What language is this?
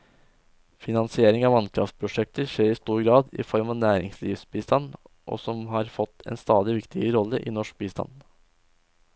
Norwegian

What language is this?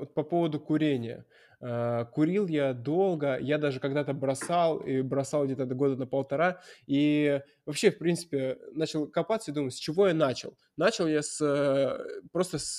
Russian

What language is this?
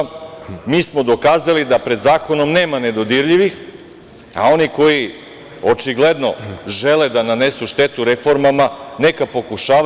Serbian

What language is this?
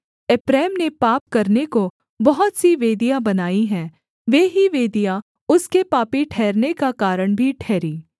Hindi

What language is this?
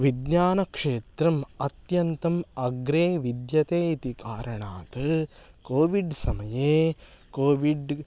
Sanskrit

